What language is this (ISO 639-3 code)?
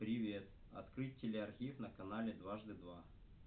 rus